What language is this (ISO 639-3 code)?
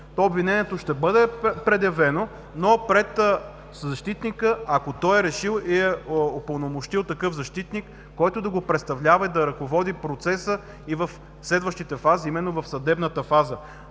bul